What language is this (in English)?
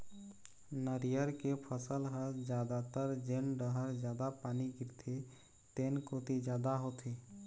Chhattisgarhi